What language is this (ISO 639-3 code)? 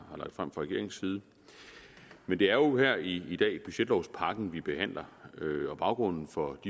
dan